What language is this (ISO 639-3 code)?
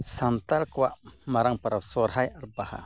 sat